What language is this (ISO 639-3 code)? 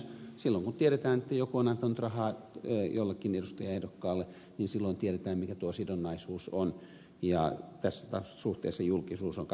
fin